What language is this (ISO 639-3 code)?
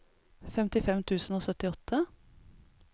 nor